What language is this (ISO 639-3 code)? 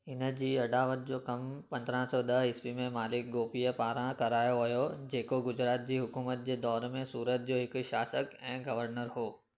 snd